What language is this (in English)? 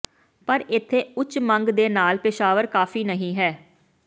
Punjabi